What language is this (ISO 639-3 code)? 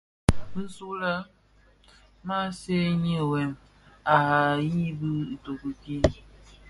ksf